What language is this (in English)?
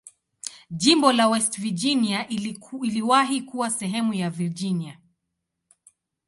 Swahili